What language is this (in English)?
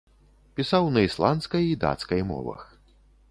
Belarusian